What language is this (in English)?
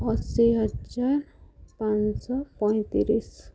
Odia